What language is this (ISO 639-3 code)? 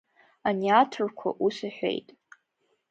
abk